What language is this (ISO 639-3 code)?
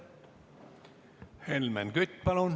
est